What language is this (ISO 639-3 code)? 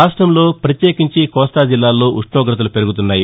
tel